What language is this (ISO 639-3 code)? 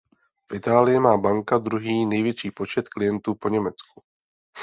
ces